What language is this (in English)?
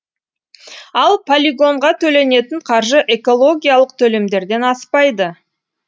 Kazakh